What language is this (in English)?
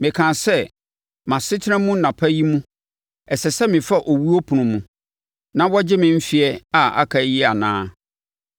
Akan